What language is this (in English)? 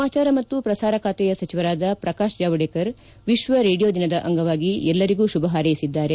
Kannada